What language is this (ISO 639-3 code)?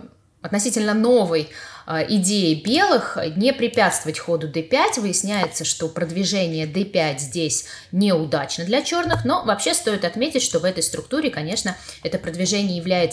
rus